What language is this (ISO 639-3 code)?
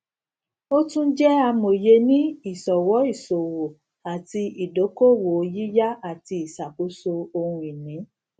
yor